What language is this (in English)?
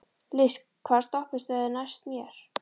Icelandic